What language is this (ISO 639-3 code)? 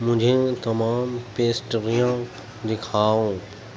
urd